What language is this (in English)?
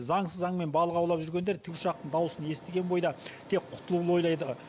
Kazakh